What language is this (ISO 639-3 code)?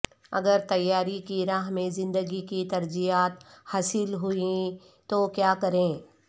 urd